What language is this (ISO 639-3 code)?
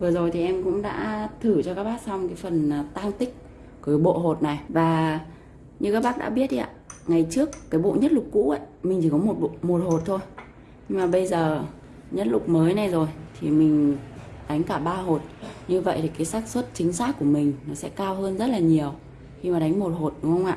vie